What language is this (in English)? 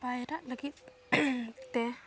Santali